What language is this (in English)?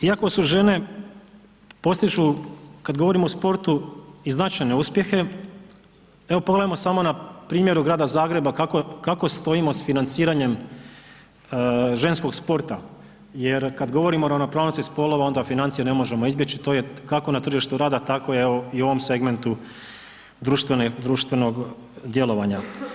Croatian